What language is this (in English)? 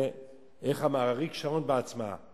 Hebrew